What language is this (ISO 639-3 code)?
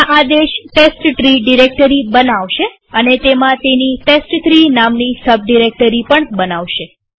guj